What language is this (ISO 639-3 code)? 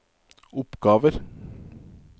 nor